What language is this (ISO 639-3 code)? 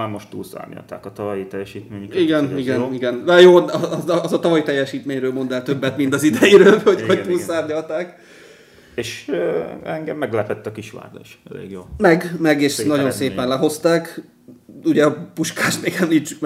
hun